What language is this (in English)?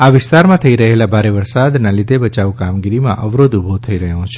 Gujarati